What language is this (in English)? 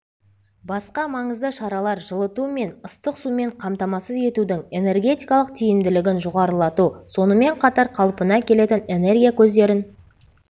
Kazakh